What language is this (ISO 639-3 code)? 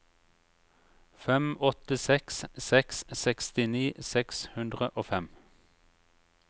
nor